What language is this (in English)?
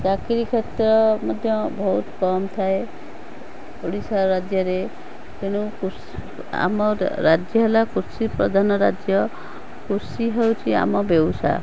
Odia